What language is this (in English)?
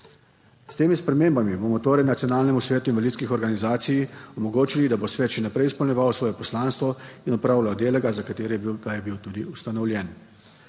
Slovenian